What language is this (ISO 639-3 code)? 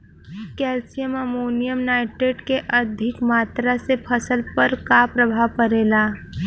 bho